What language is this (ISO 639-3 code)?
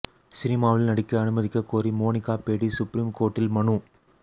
tam